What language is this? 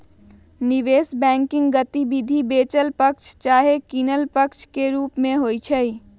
Magahi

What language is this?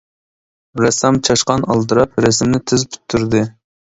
Uyghur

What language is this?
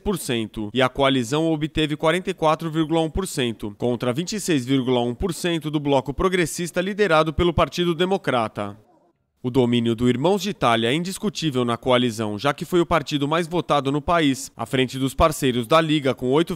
Portuguese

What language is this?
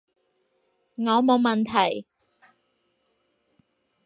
Cantonese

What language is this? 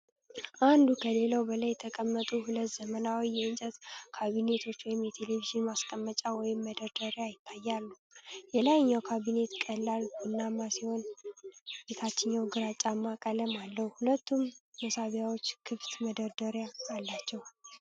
Amharic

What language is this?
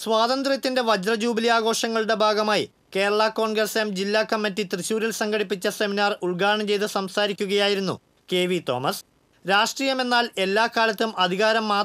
Indonesian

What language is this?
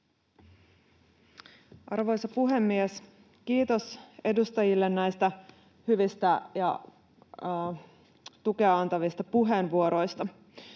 Finnish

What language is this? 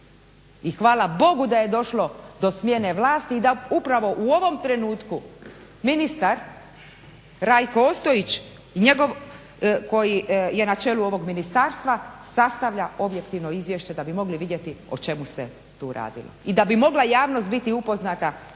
Croatian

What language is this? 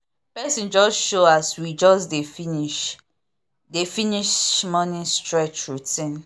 Nigerian Pidgin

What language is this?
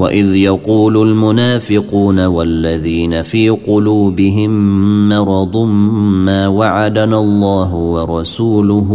Arabic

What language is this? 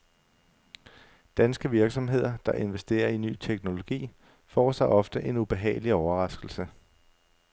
Danish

